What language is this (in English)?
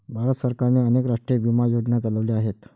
Marathi